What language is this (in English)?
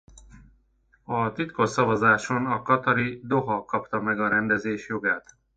Hungarian